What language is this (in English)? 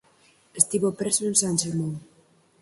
Galician